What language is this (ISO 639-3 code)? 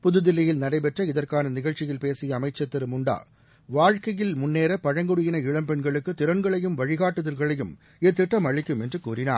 tam